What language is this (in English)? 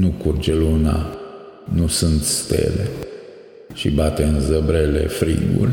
Romanian